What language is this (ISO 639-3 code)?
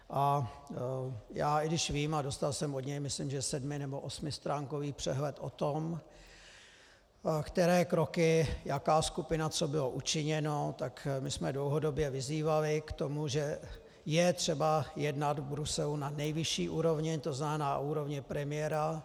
ces